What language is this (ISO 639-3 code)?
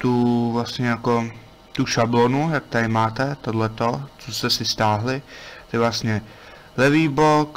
ces